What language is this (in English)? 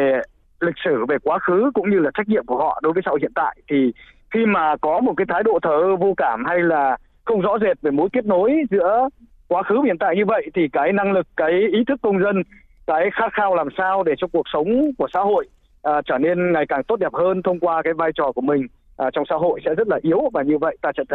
Vietnamese